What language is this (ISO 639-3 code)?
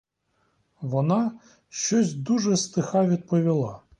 ukr